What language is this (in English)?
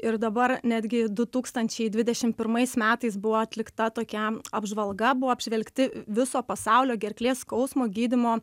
Lithuanian